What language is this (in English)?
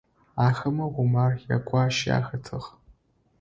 Adyghe